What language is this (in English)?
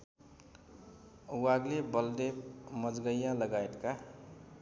Nepali